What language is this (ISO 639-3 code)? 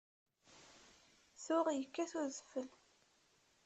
kab